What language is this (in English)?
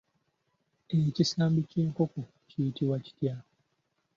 Ganda